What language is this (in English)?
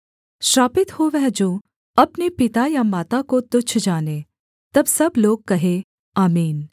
Hindi